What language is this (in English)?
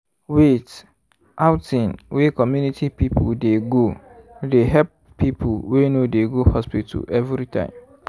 Nigerian Pidgin